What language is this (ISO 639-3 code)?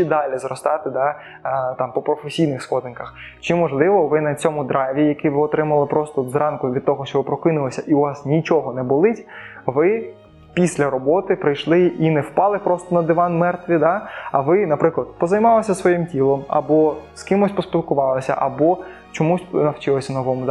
ukr